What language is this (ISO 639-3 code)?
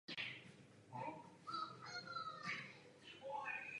ces